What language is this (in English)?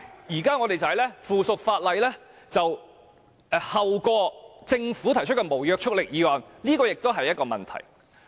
Cantonese